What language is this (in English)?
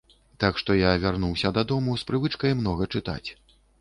Belarusian